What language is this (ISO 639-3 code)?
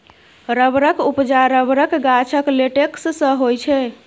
mai